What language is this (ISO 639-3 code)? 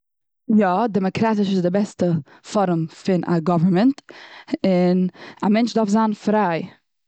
yid